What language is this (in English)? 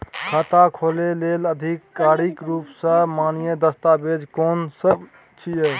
Maithili